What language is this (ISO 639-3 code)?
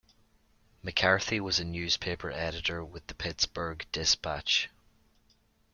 eng